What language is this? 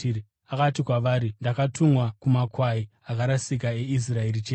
Shona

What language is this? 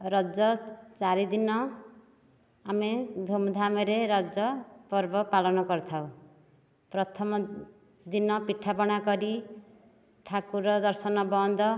Odia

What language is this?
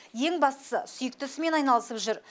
Kazakh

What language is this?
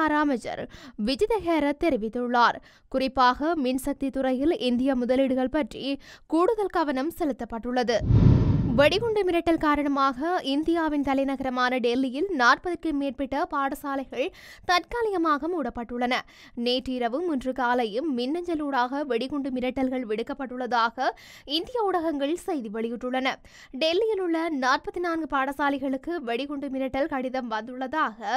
Tamil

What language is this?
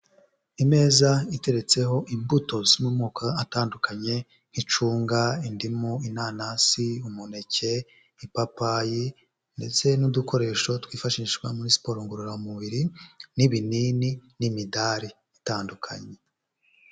Kinyarwanda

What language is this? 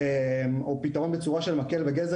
Hebrew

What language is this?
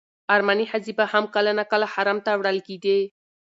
Pashto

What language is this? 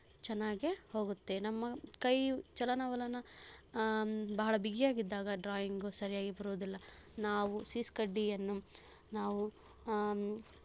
Kannada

